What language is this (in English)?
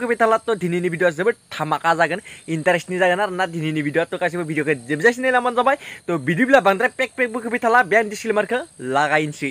Thai